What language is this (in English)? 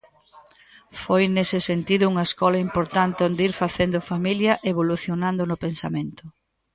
Galician